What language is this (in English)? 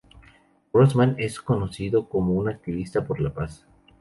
Spanish